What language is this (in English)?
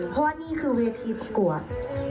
Thai